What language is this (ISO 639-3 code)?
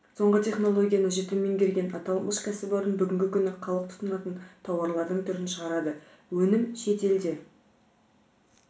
kaz